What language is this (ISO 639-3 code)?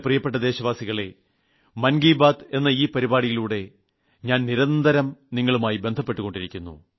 mal